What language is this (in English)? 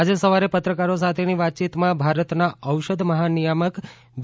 Gujarati